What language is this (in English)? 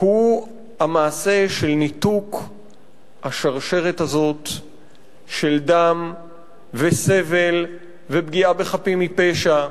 Hebrew